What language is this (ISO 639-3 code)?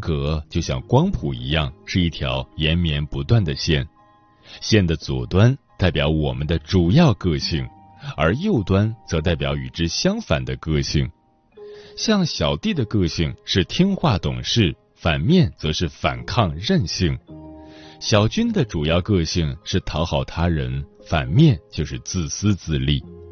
zho